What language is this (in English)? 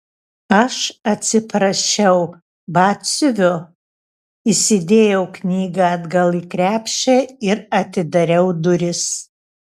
Lithuanian